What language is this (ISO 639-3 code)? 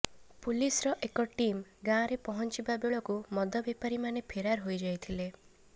ori